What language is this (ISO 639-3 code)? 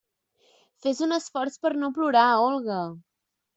cat